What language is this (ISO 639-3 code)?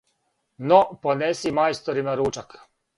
srp